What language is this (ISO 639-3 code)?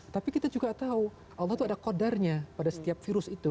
ind